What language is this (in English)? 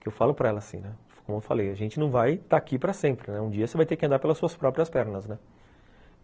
Portuguese